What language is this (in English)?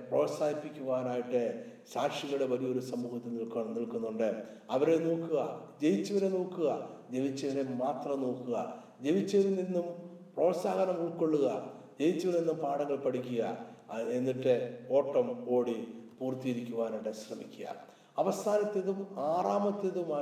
Malayalam